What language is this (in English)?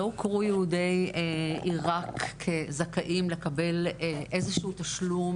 Hebrew